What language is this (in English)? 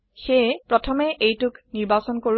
Assamese